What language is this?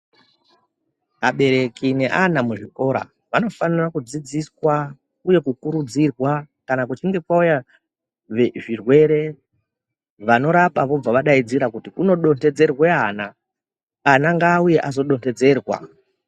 Ndau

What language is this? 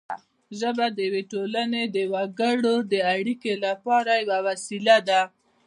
Pashto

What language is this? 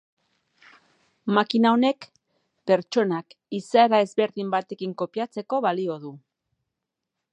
Basque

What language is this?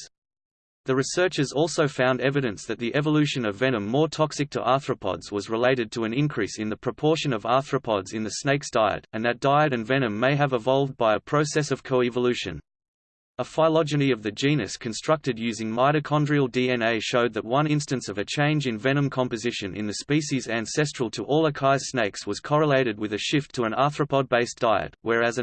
English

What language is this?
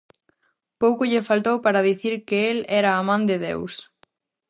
Galician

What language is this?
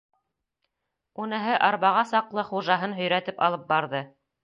Bashkir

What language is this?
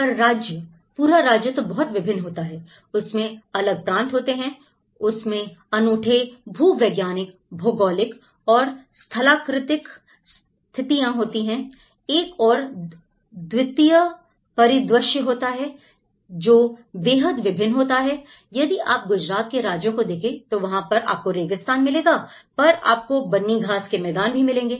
Hindi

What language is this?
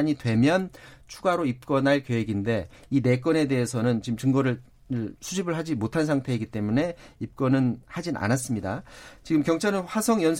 Korean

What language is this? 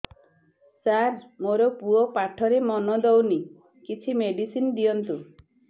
Odia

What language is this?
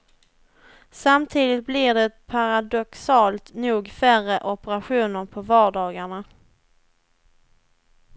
Swedish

